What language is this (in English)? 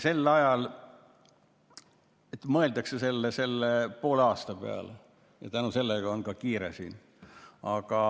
Estonian